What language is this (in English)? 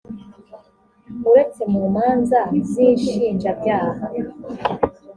Kinyarwanda